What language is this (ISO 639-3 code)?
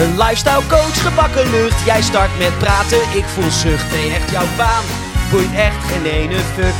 nld